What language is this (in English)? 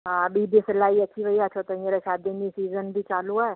Sindhi